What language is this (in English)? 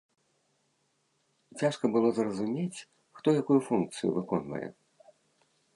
Belarusian